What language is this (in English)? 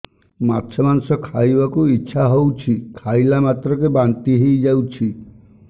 Odia